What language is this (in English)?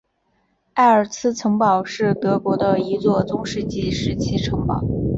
Chinese